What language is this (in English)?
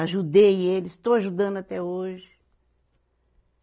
Portuguese